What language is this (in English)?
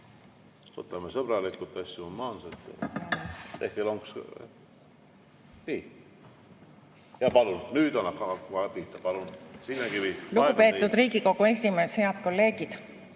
Estonian